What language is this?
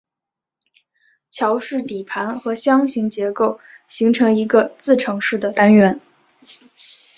Chinese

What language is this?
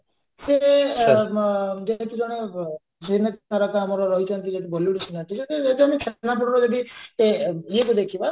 Odia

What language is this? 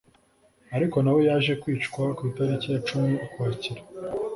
Kinyarwanda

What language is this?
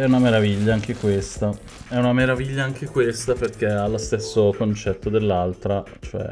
Italian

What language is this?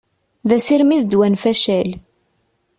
Kabyle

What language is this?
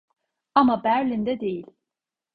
Turkish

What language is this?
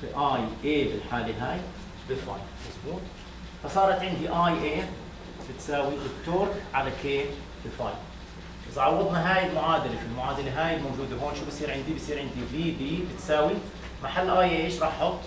Arabic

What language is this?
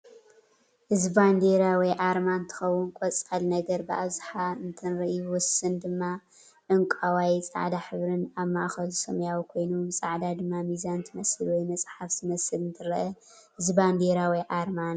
Tigrinya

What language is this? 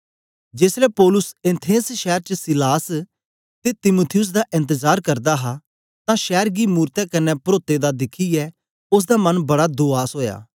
Dogri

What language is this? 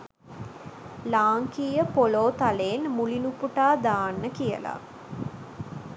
Sinhala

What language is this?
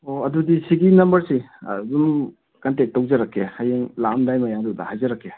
Manipuri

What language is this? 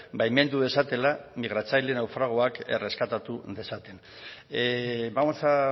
Basque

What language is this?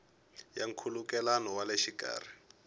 Tsonga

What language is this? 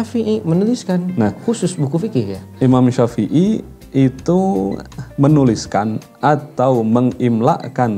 Indonesian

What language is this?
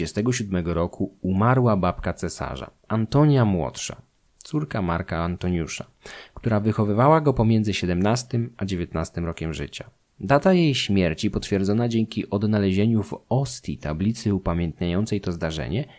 Polish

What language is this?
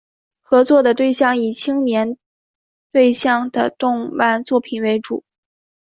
Chinese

